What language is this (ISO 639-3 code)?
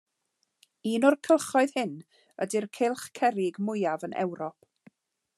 cym